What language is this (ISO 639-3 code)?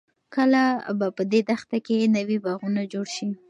pus